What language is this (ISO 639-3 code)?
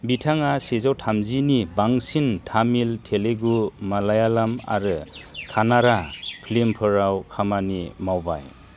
brx